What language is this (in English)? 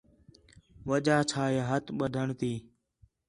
Khetrani